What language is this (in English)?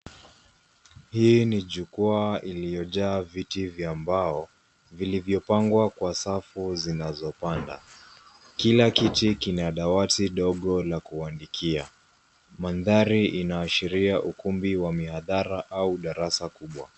Swahili